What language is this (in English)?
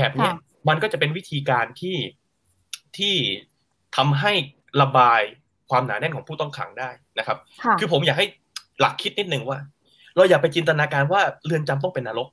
Thai